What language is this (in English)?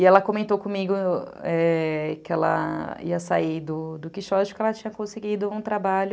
Portuguese